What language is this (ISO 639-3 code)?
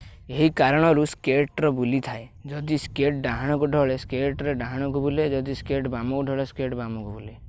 ori